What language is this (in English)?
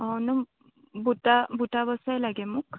Assamese